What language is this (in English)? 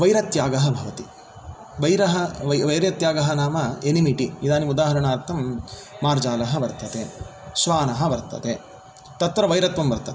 Sanskrit